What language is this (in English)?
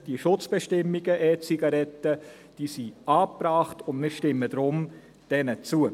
Swiss German